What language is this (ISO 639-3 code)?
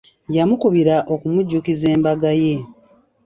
lug